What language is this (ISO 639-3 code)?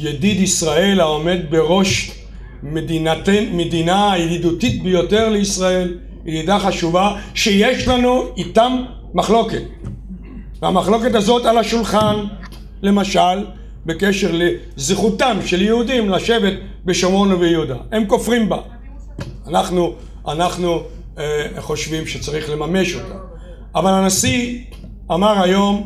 heb